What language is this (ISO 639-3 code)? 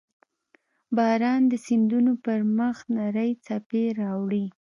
pus